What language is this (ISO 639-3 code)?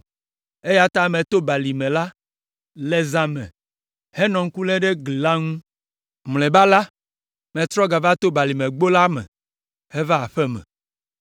ewe